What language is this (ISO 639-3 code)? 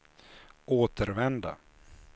swe